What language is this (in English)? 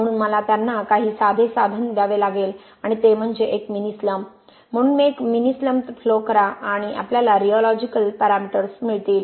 Marathi